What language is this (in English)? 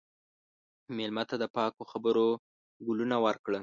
Pashto